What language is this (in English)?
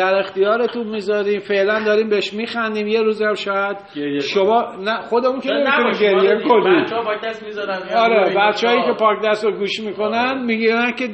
Persian